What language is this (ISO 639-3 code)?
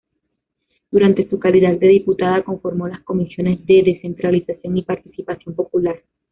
spa